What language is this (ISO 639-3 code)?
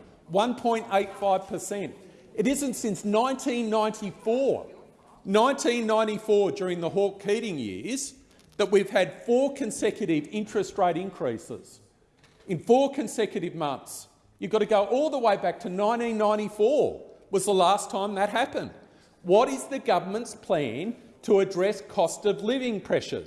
eng